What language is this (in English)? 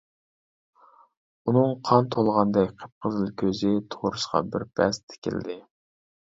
Uyghur